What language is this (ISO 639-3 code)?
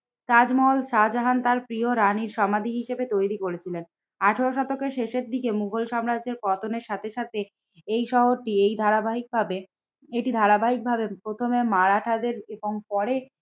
ben